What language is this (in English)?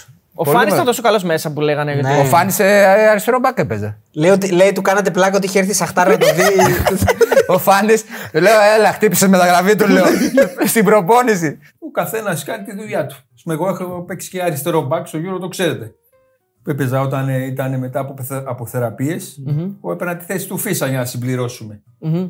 Greek